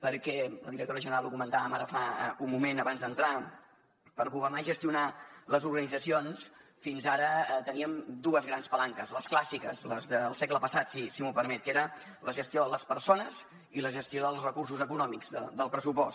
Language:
Catalan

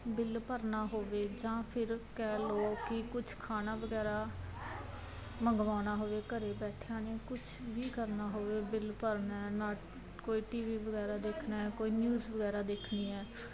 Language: Punjabi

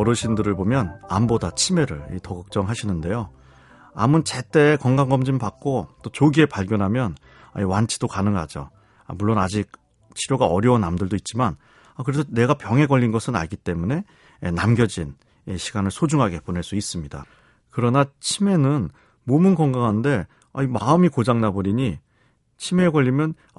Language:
Korean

